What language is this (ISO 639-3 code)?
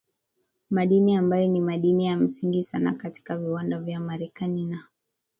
swa